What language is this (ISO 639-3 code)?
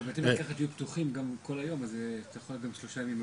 heb